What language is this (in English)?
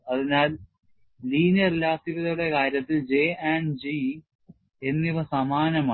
Malayalam